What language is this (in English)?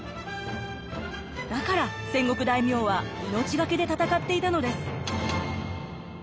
Japanese